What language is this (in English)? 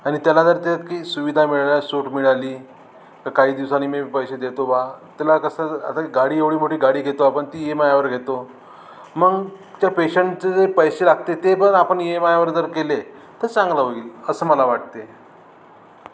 Marathi